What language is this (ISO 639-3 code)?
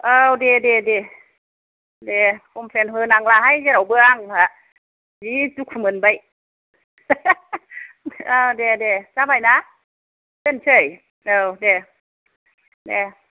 brx